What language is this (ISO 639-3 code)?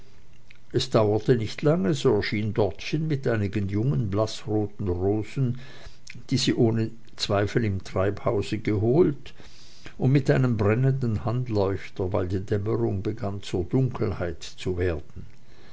deu